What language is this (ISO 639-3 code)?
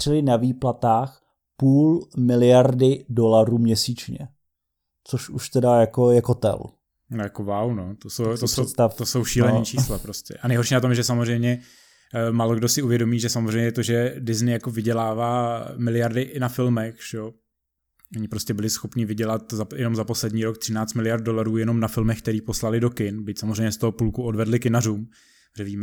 ces